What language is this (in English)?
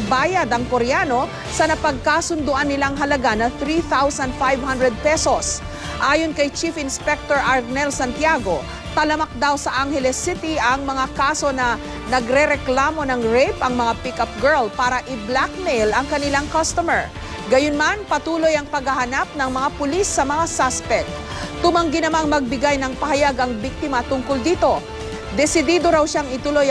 Filipino